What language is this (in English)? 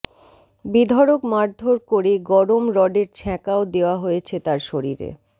Bangla